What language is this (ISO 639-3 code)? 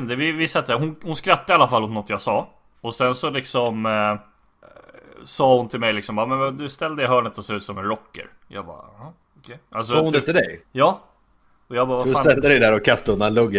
swe